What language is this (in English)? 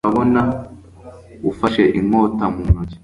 Kinyarwanda